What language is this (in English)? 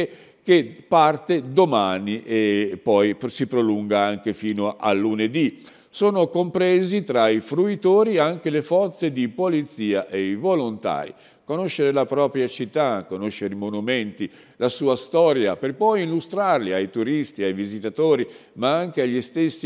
Italian